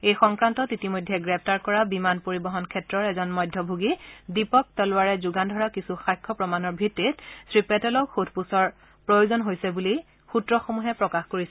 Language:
Assamese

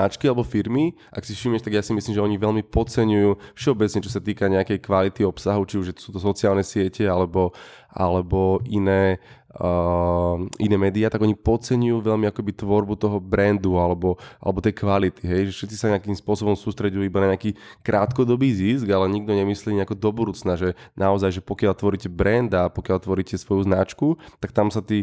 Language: Slovak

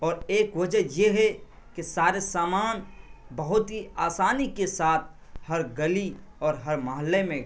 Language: Urdu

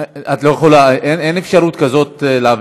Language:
Hebrew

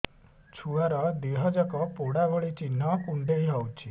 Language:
Odia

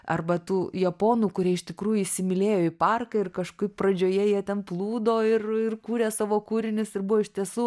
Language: Lithuanian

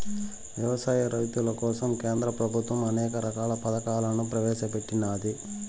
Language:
Telugu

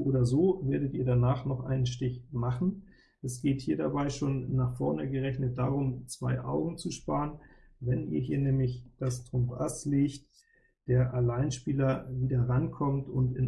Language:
German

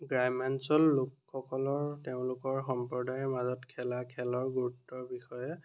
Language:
Assamese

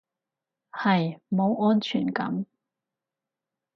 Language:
Cantonese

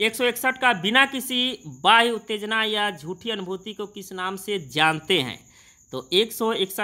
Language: Hindi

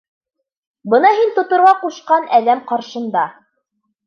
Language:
Bashkir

